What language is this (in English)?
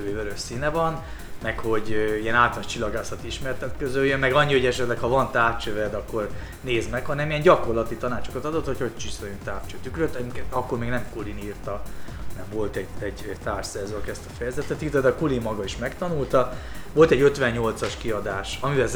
Hungarian